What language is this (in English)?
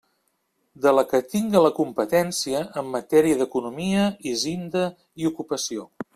Catalan